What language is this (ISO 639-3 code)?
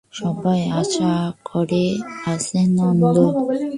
ben